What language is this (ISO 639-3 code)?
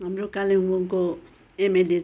nep